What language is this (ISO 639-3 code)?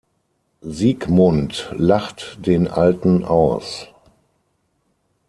deu